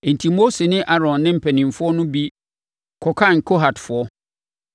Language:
Akan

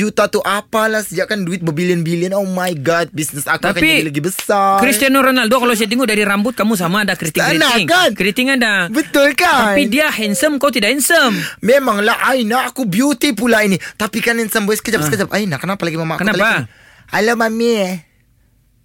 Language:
Malay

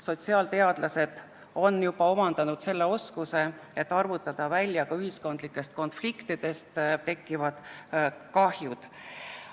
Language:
Estonian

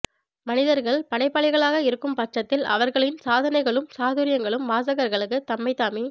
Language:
Tamil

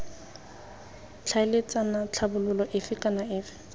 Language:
Tswana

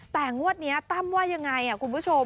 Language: Thai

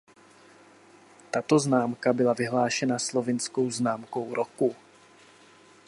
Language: Czech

